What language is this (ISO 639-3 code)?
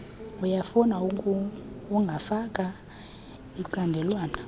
xho